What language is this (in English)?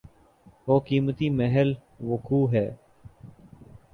Urdu